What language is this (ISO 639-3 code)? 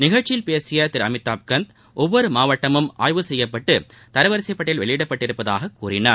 tam